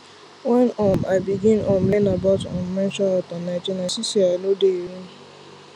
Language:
Nigerian Pidgin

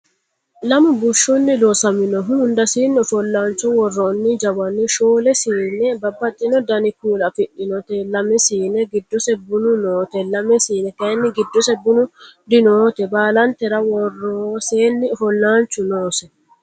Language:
Sidamo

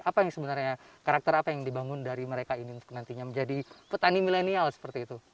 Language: Indonesian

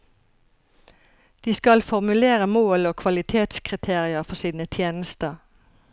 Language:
Norwegian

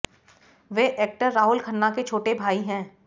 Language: Hindi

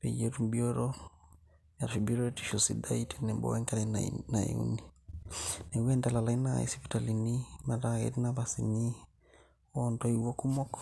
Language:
Masai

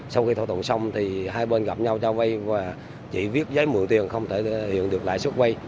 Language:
Vietnamese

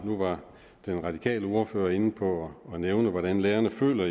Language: Danish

